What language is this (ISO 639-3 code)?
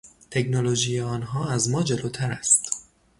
fas